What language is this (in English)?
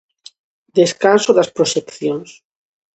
Galician